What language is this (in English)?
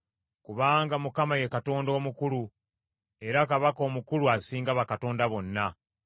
Ganda